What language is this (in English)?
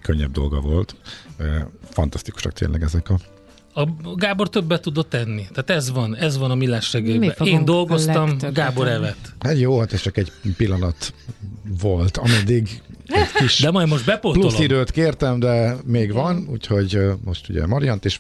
Hungarian